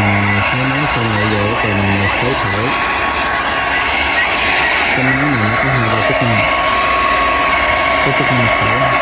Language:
Vietnamese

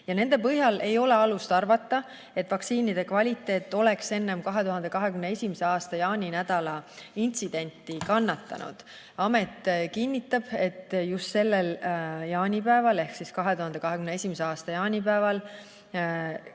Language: Estonian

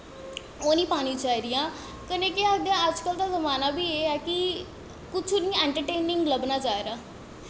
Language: Dogri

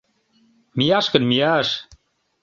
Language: Mari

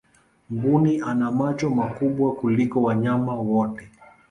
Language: Swahili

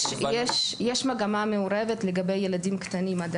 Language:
Hebrew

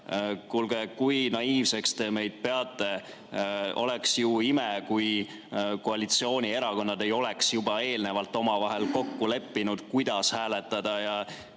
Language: Estonian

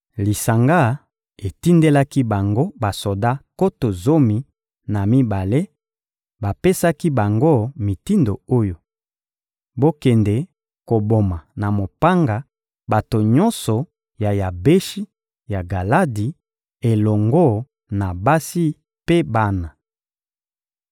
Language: Lingala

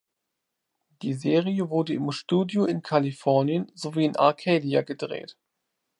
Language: German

